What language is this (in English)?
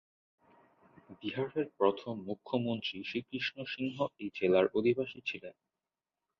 Bangla